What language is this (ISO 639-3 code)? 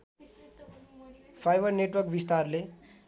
nep